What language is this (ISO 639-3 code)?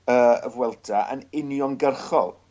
cym